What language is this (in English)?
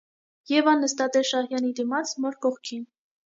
Armenian